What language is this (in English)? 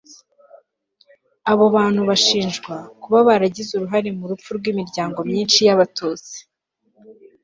Kinyarwanda